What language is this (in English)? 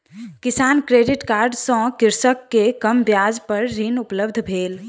Maithili